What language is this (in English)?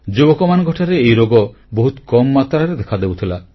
Odia